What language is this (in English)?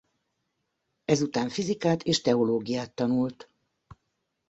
Hungarian